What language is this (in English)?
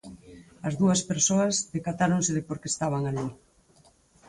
Galician